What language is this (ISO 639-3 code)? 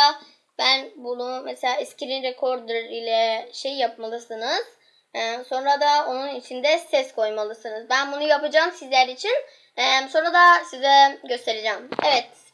tur